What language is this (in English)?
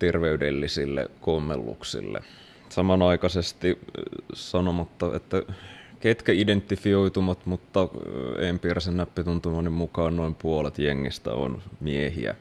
Finnish